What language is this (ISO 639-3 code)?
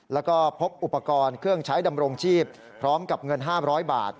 tha